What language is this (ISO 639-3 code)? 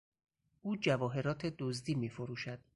fas